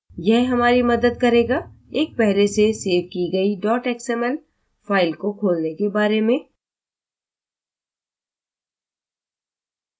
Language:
Hindi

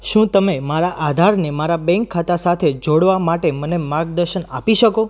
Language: Gujarati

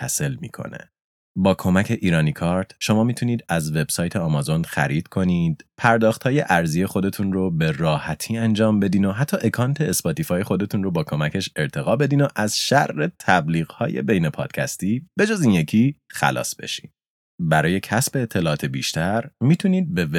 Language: Persian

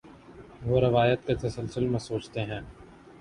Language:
Urdu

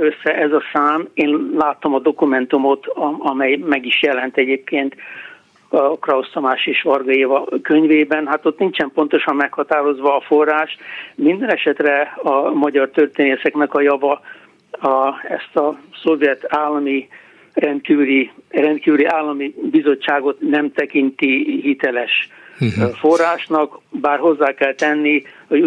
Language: Hungarian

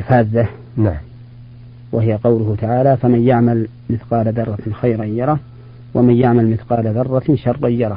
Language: Arabic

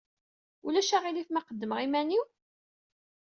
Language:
Kabyle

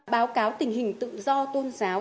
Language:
Vietnamese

